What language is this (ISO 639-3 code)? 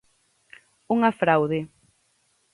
glg